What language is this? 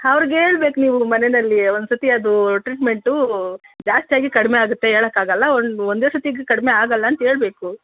Kannada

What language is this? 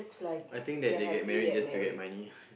English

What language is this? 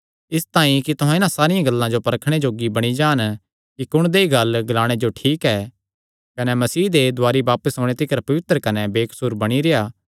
Kangri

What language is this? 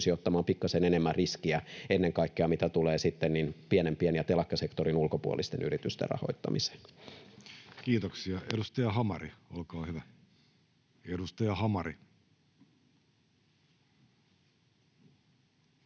Finnish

